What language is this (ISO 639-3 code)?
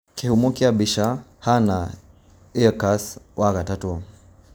kik